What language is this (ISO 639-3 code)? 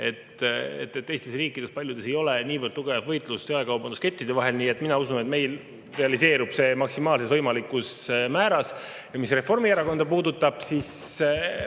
est